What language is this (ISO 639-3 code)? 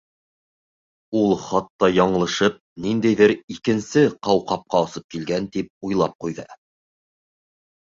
bak